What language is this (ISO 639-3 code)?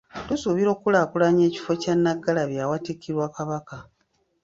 lug